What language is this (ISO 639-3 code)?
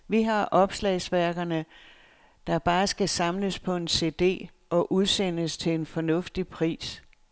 dan